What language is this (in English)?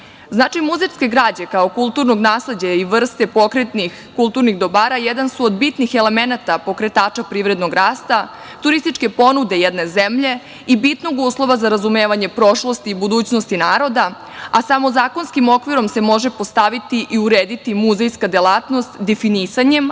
Serbian